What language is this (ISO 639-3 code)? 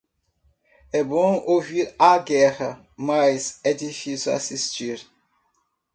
por